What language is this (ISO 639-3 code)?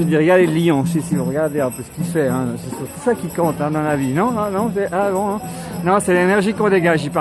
fra